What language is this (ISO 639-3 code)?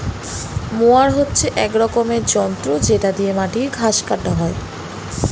ben